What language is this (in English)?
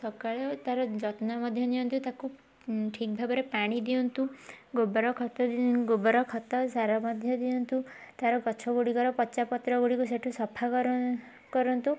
Odia